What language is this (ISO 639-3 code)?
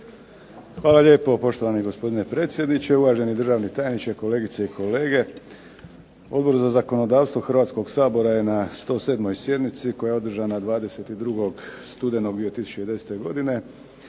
hrv